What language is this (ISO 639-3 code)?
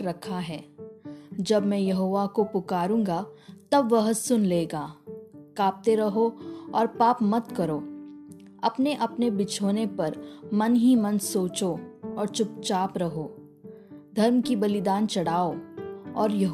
hin